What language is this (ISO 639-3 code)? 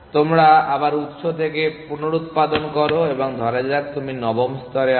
ben